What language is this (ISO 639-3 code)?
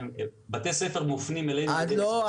heb